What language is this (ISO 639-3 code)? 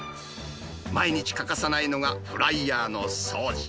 jpn